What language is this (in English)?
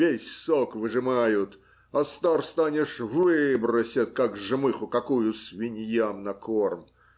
Russian